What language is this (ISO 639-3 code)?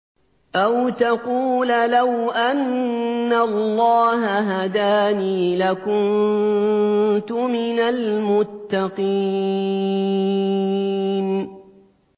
ara